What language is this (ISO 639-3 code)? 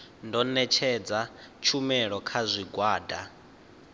ven